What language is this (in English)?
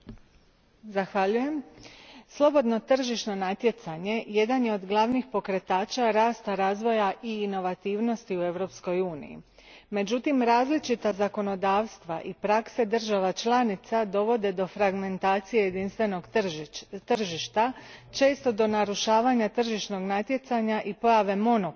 Croatian